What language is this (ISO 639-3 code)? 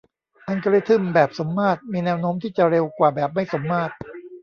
tha